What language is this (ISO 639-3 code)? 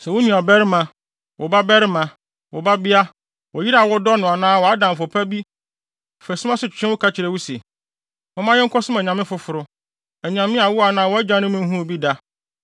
aka